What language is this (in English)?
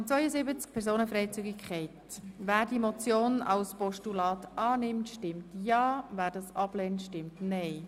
Swiss German